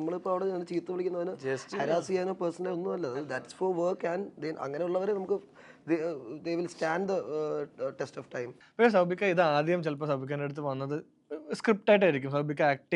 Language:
Malayalam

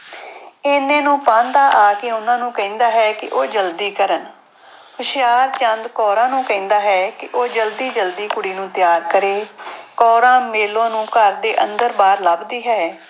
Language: Punjabi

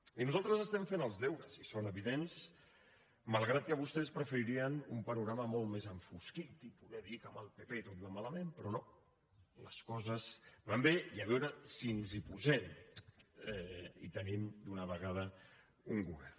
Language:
Catalan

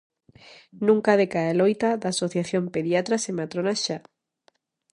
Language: Galician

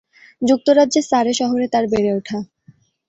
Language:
Bangla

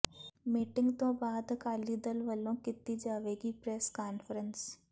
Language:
Punjabi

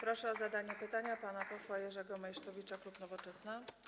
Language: Polish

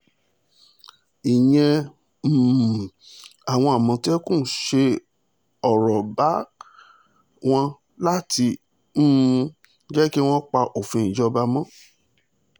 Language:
Yoruba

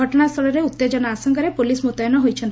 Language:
Odia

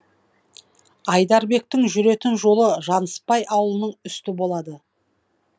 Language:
Kazakh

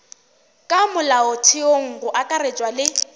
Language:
Northern Sotho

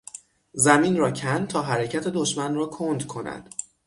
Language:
Persian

